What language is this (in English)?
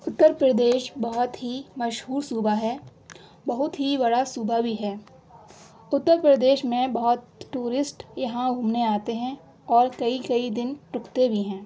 Urdu